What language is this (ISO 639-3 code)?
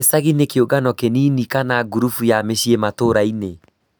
kik